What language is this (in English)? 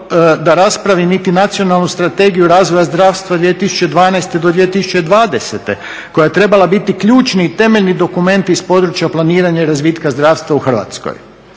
Croatian